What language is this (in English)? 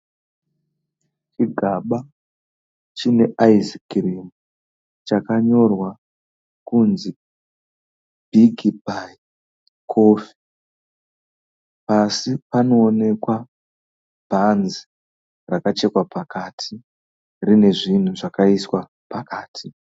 Shona